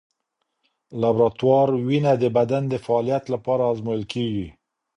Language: Pashto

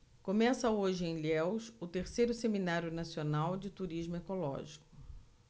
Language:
Portuguese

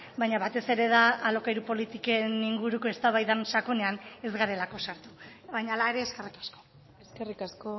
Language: Basque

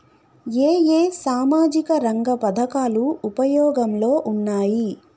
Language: Telugu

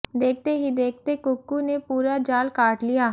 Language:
Hindi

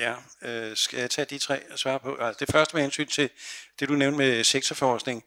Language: Danish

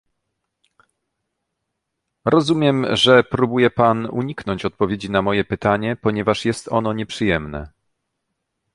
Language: Polish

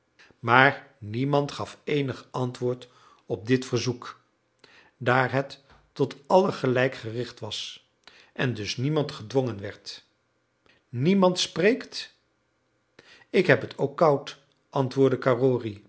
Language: Dutch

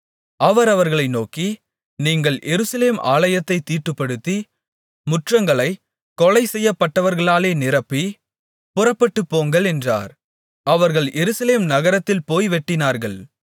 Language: Tamil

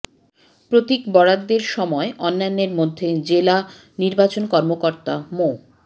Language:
Bangla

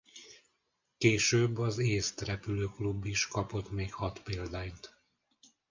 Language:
Hungarian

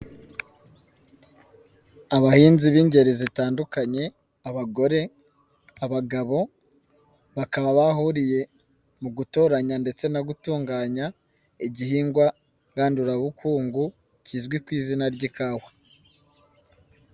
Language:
Kinyarwanda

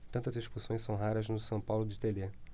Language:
Portuguese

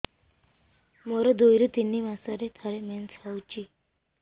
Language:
Odia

